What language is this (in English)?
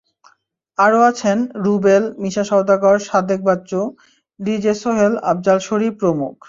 Bangla